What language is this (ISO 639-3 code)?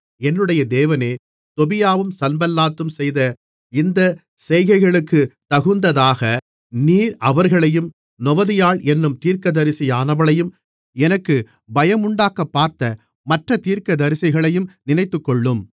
tam